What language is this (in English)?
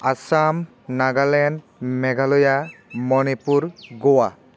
Bodo